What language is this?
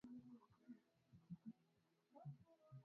Swahili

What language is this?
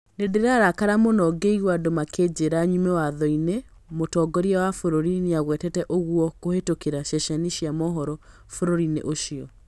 Kikuyu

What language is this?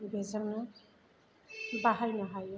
Bodo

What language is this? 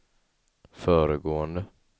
Swedish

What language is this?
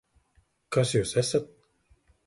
Latvian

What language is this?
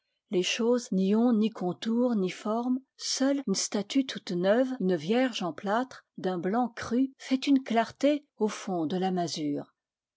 French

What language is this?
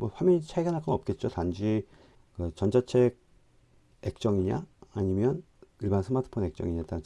Korean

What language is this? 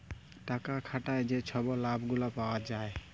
Bangla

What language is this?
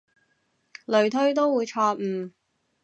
Cantonese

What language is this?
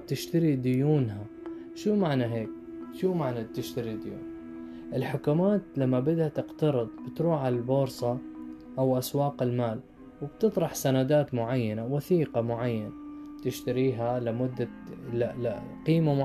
Arabic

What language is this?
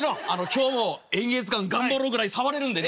Japanese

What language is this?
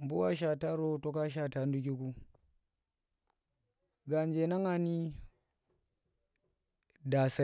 Tera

